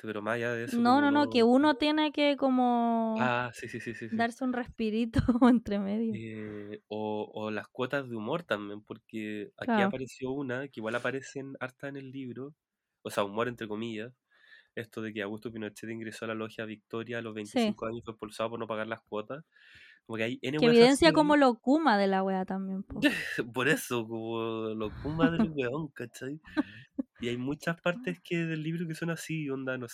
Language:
Spanish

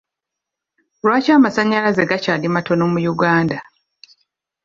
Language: Ganda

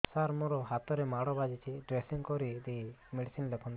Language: Odia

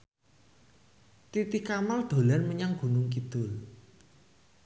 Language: Javanese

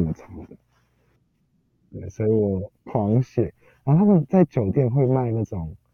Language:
Chinese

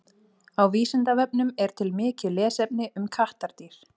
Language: Icelandic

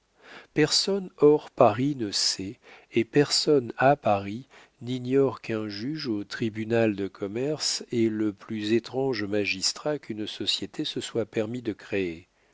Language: French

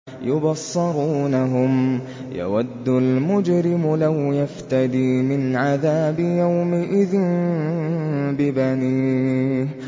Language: Arabic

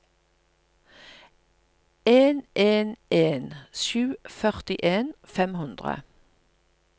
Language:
Norwegian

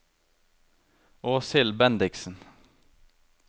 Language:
Norwegian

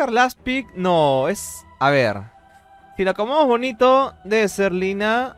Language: Spanish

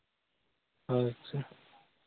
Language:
Santali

